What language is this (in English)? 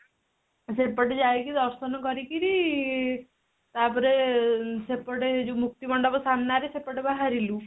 Odia